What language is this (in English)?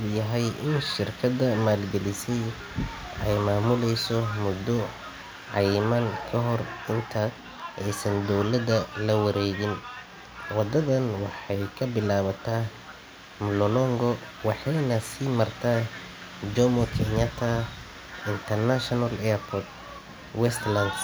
Somali